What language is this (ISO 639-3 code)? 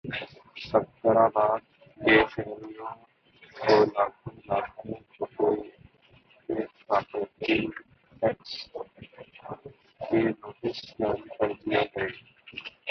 urd